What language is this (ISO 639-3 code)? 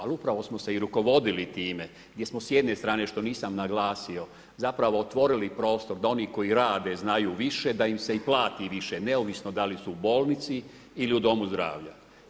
hrv